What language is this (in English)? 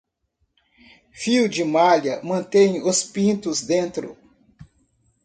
Portuguese